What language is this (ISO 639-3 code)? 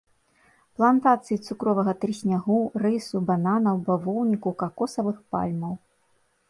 bel